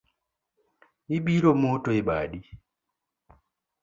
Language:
Luo (Kenya and Tanzania)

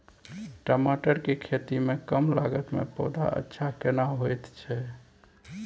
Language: Maithili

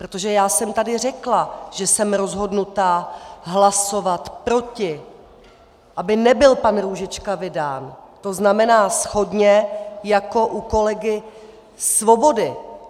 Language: Czech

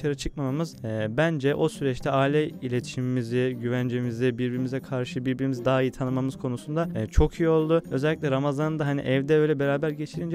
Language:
Turkish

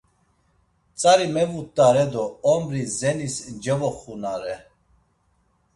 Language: Laz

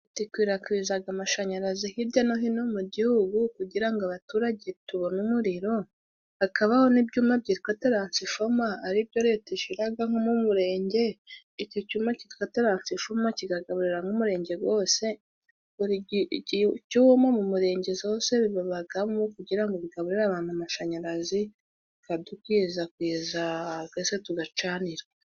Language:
Kinyarwanda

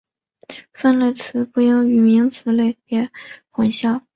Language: Chinese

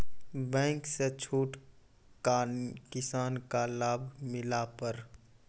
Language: Maithili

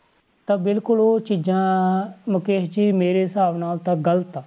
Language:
Punjabi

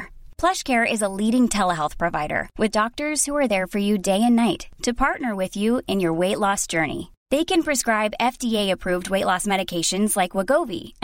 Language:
Filipino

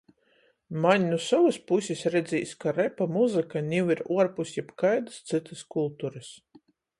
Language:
Latgalian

